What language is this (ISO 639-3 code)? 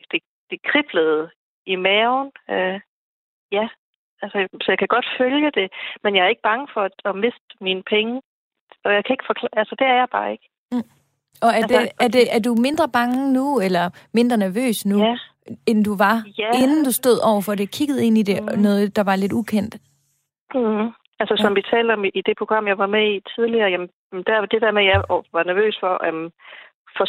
dan